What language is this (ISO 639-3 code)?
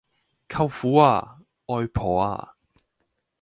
yue